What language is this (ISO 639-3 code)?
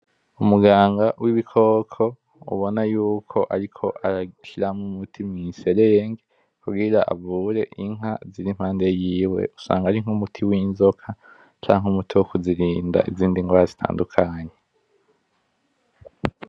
run